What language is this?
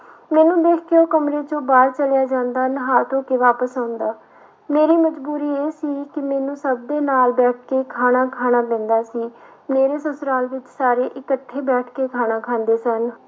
Punjabi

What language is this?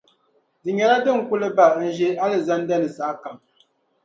Dagbani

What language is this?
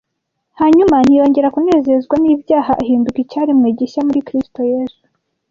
Kinyarwanda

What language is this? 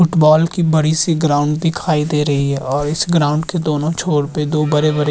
Hindi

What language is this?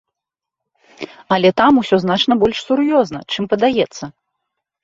Belarusian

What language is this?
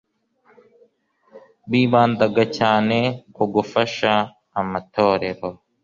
Kinyarwanda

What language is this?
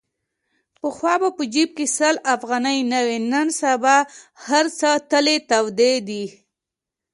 Pashto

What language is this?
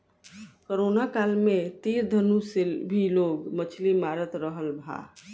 Bhojpuri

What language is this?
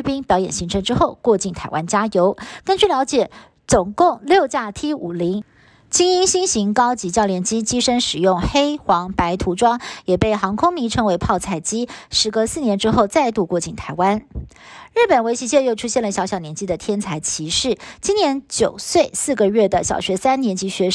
Chinese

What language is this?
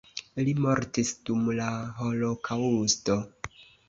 Esperanto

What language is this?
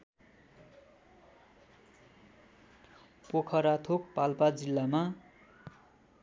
Nepali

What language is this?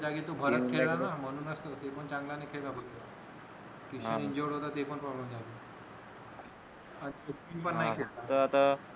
Marathi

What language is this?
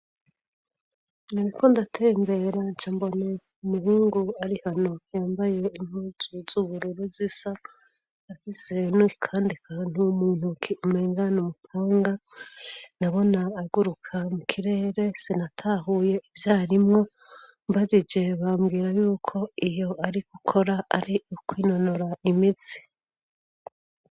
Rundi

